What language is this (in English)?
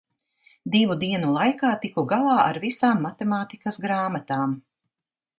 Latvian